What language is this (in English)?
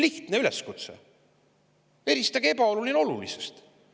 Estonian